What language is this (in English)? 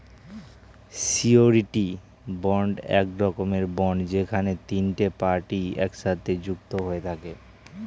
Bangla